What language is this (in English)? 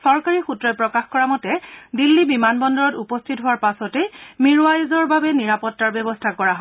Assamese